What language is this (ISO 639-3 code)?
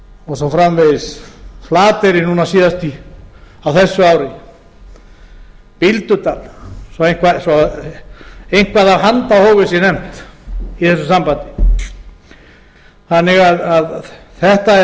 isl